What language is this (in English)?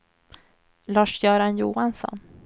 Swedish